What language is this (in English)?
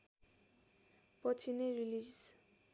Nepali